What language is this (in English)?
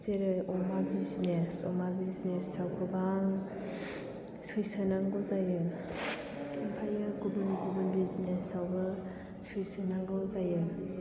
Bodo